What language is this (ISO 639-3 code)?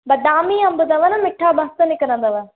snd